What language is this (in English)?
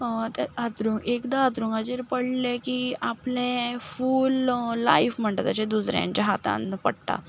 Konkani